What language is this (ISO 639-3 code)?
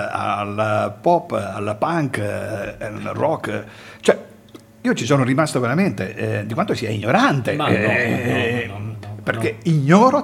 ita